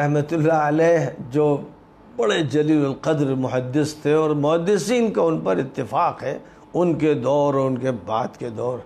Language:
Arabic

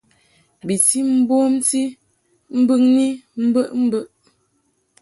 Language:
Mungaka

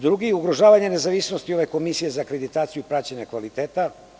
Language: Serbian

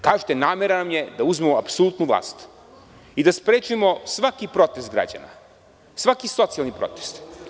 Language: Serbian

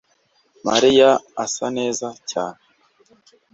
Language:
Kinyarwanda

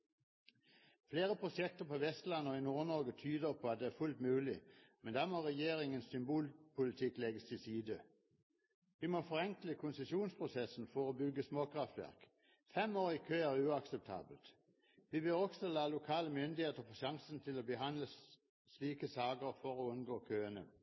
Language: Norwegian Bokmål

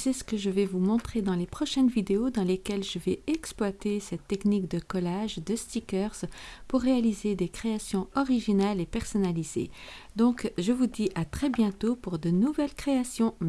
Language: French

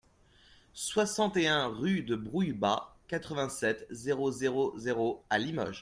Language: French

